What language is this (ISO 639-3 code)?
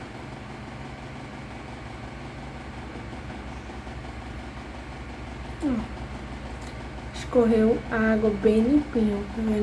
por